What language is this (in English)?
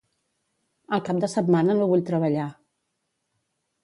Catalan